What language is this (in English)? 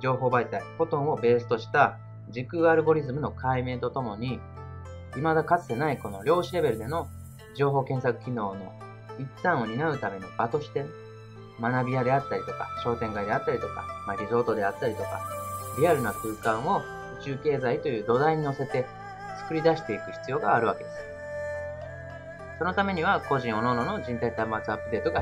Japanese